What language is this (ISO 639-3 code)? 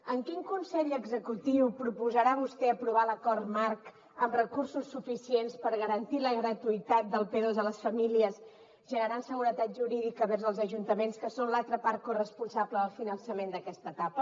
cat